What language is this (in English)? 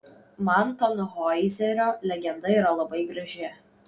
Lithuanian